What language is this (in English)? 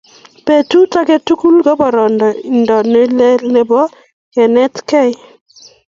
Kalenjin